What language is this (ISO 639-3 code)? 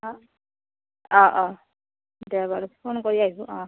asm